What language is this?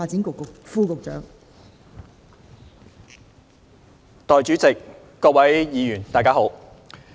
Cantonese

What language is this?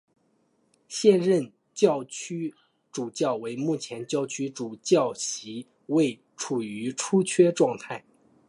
Chinese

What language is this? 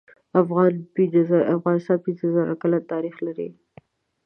Pashto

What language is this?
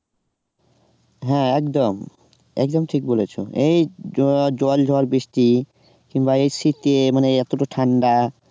Bangla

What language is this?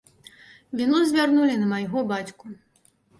Belarusian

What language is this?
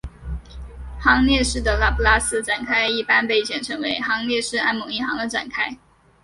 Chinese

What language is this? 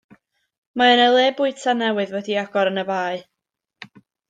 Welsh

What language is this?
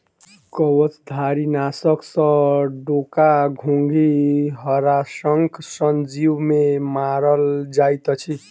Maithili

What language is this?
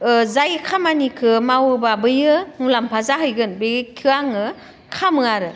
Bodo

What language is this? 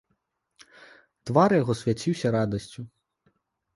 Belarusian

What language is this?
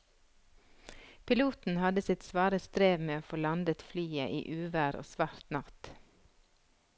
Norwegian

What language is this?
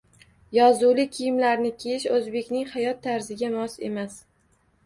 Uzbek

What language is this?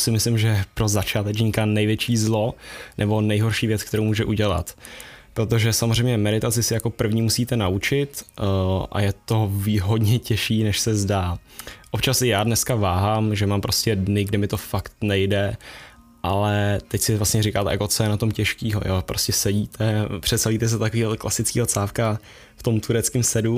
Czech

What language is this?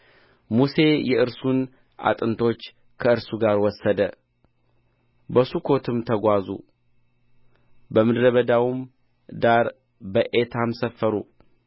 Amharic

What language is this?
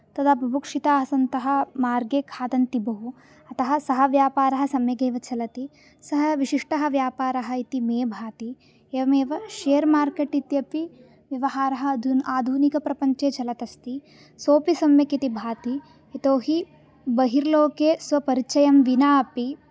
Sanskrit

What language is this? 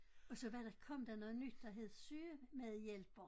Danish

